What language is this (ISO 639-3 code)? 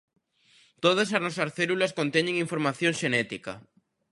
glg